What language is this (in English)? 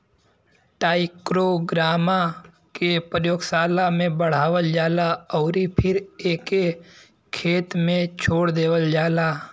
Bhojpuri